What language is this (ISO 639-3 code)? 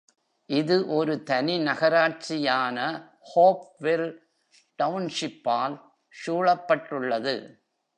tam